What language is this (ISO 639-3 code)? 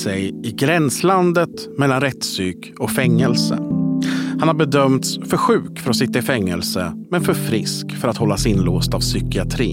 swe